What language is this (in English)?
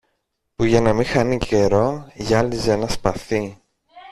Greek